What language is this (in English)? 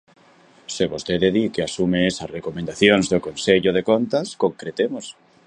Galician